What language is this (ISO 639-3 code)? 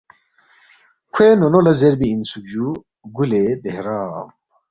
bft